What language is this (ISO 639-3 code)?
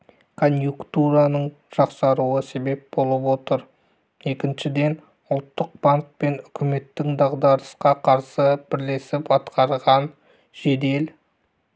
kaz